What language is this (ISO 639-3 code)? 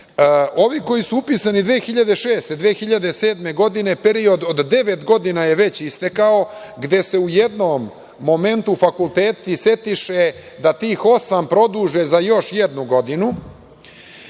srp